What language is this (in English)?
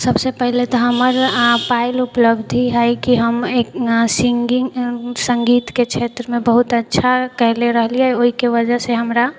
Maithili